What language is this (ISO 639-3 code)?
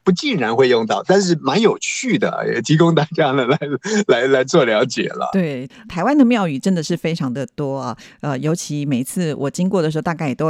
zho